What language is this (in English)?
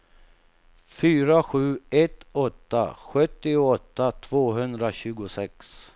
Swedish